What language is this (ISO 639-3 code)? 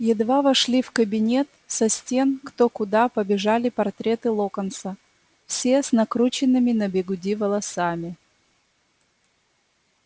rus